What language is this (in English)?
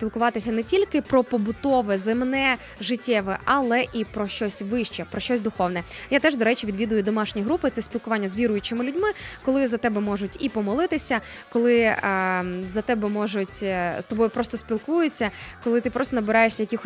Ukrainian